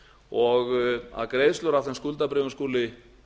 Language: Icelandic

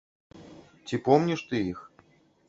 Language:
Belarusian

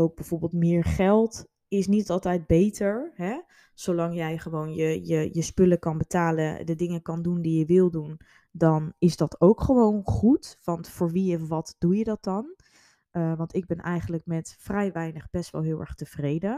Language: Dutch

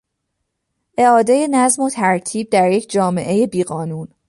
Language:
Persian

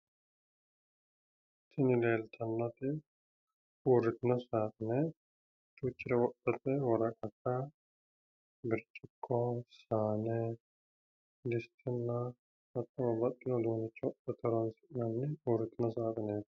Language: Sidamo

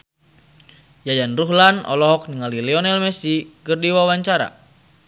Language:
Sundanese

